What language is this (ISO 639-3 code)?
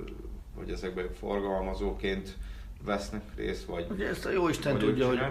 hun